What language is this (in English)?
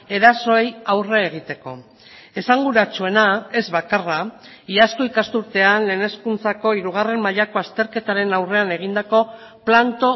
Basque